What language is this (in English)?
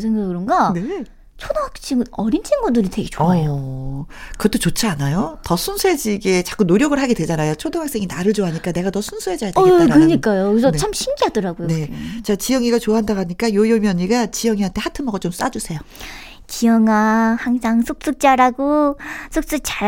Korean